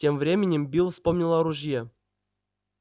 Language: Russian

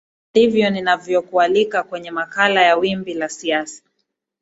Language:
Swahili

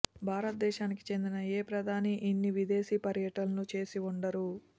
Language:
Telugu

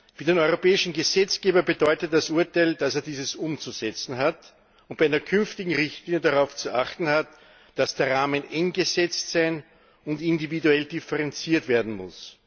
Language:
German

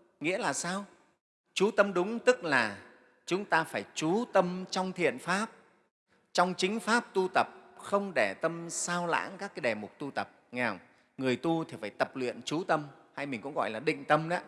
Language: Vietnamese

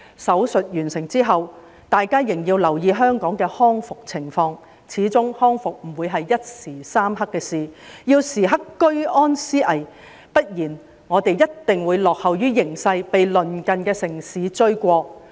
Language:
Cantonese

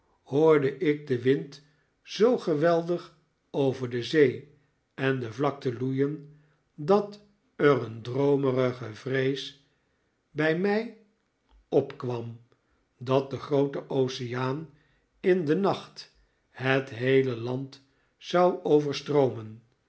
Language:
Dutch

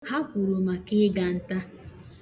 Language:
Igbo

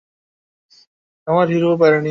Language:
Bangla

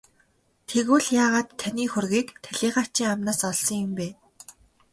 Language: Mongolian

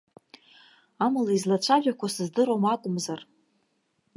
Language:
Abkhazian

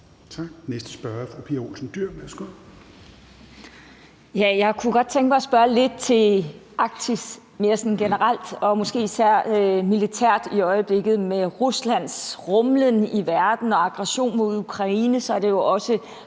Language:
Danish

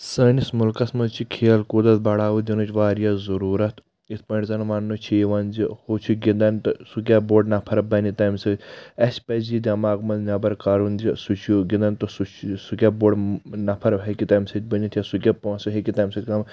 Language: Kashmiri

